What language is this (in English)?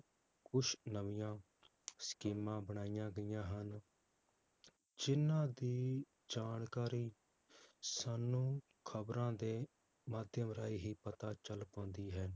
Punjabi